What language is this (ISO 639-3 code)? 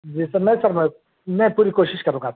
urd